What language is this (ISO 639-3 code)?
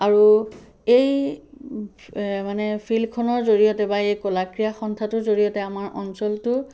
asm